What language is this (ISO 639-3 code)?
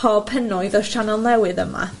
cym